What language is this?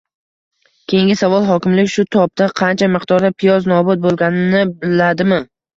Uzbek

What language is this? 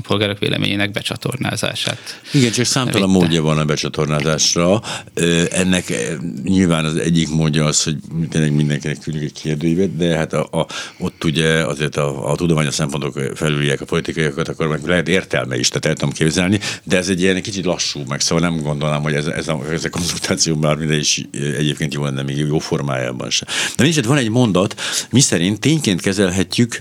Hungarian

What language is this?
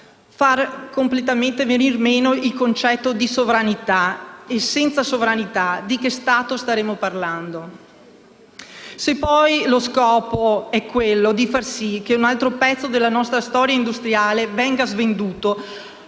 Italian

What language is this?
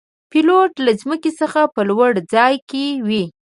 Pashto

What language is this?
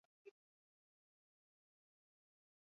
Basque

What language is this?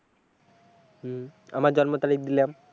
Bangla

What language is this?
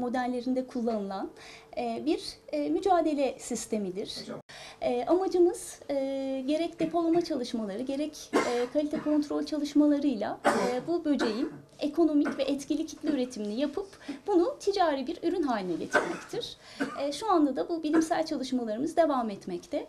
Turkish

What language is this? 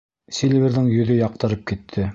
Bashkir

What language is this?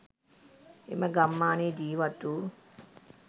Sinhala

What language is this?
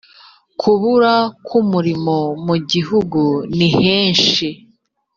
Kinyarwanda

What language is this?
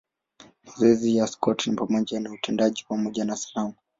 Swahili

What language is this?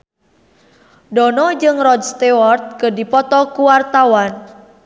Sundanese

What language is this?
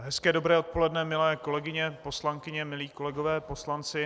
Czech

